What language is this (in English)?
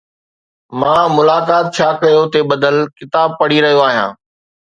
Sindhi